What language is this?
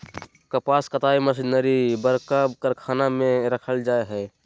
Magahi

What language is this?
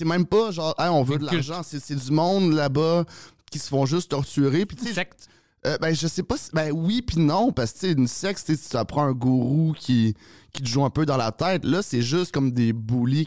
French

